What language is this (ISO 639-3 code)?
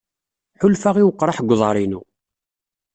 kab